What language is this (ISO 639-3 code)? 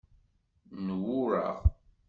kab